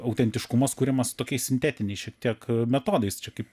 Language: Lithuanian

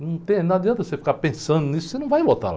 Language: Portuguese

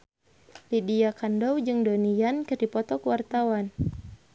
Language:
Sundanese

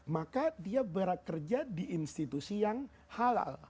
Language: Indonesian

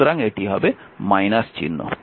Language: Bangla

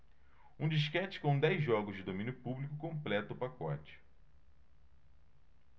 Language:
Portuguese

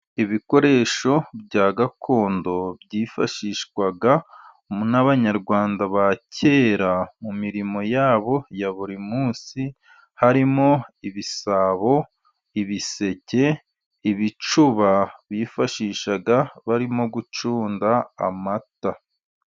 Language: Kinyarwanda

